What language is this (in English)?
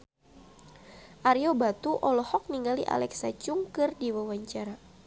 Sundanese